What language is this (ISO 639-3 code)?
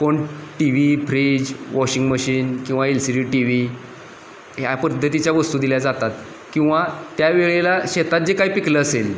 mar